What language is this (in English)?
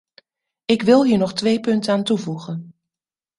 Dutch